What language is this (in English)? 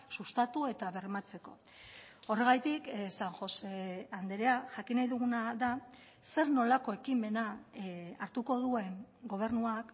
Basque